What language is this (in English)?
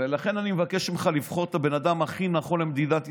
Hebrew